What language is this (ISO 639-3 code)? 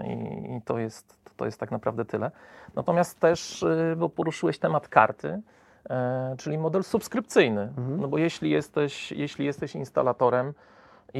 pol